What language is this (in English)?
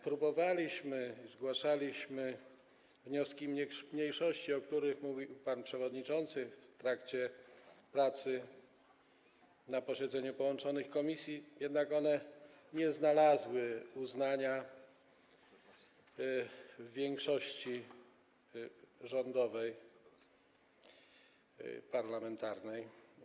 Polish